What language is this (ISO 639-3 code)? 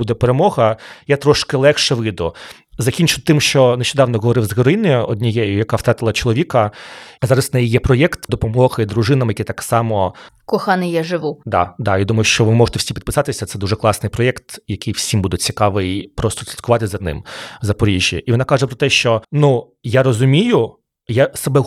ukr